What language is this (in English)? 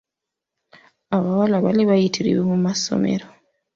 Ganda